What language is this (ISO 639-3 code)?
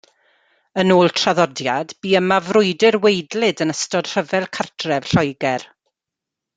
cym